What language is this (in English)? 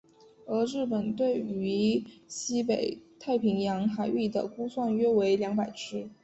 Chinese